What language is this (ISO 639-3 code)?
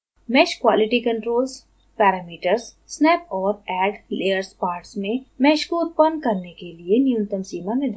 hin